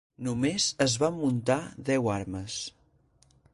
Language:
Catalan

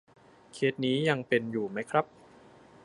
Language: Thai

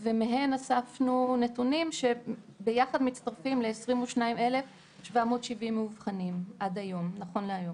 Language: Hebrew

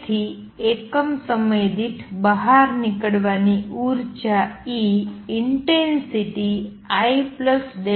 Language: Gujarati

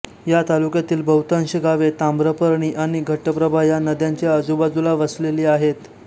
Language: Marathi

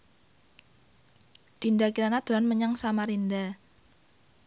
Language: Javanese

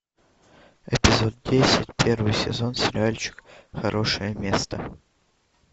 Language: Russian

